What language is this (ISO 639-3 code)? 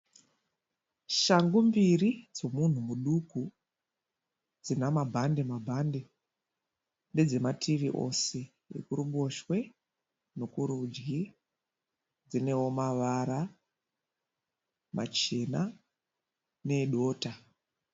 sna